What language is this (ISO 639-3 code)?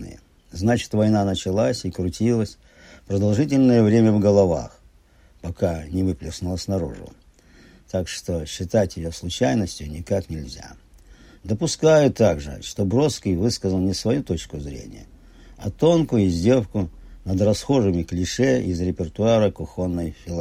rus